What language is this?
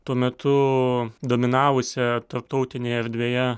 Lithuanian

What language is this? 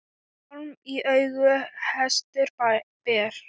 Icelandic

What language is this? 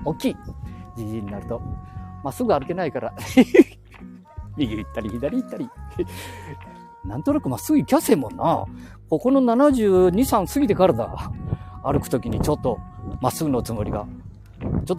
Japanese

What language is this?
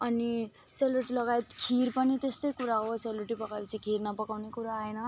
Nepali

